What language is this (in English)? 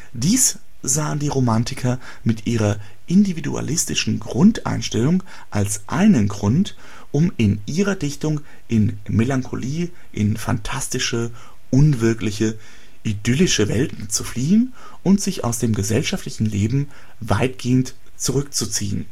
German